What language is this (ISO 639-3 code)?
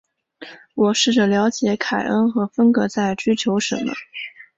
zho